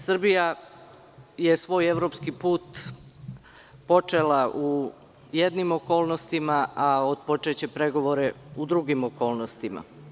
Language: Serbian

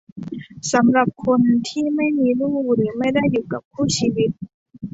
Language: Thai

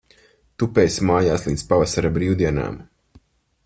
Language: Latvian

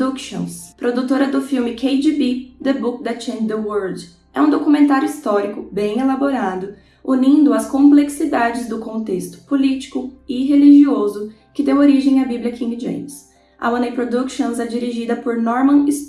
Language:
Portuguese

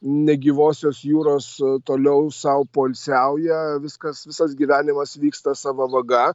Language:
Lithuanian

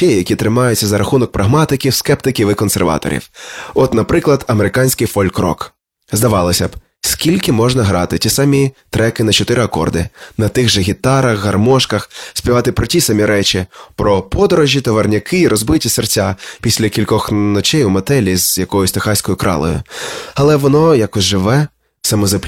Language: Ukrainian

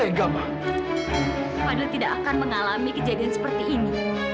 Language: Indonesian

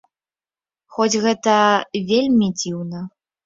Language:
Belarusian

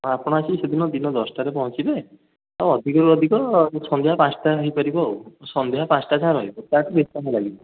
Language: Odia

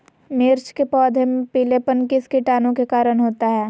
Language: Magahi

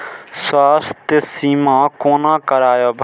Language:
Maithili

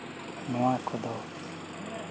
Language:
Santali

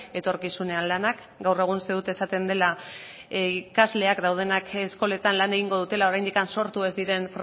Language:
Basque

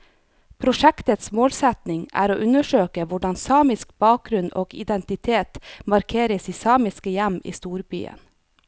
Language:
Norwegian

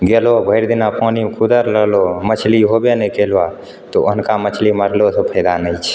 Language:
Maithili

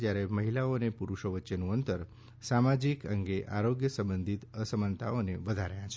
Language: Gujarati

